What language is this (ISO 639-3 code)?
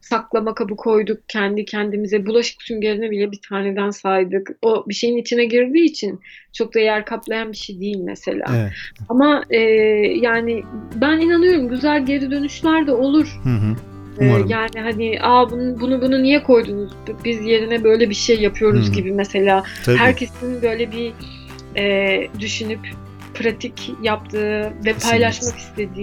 tur